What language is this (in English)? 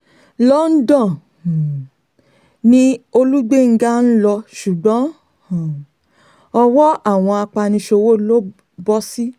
Yoruba